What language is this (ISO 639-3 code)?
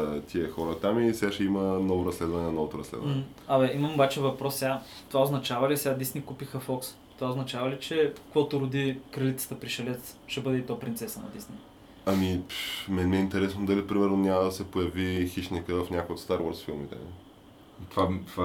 bul